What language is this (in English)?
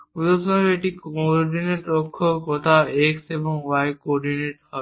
Bangla